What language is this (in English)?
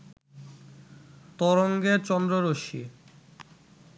Bangla